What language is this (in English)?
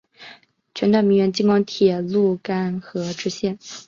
Chinese